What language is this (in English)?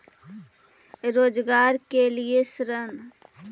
Magahi